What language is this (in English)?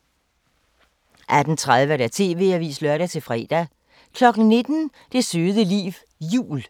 Danish